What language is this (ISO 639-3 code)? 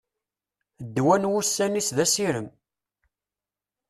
kab